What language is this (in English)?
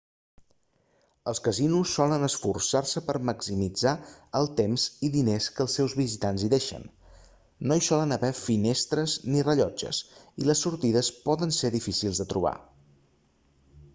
Catalan